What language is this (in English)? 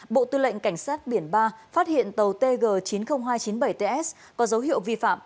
Vietnamese